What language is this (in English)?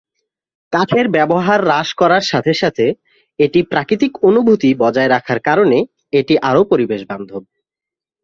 Bangla